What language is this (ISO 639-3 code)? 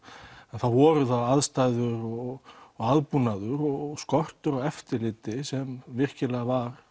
isl